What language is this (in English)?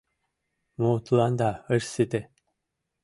Mari